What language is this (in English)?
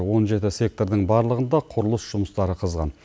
Kazakh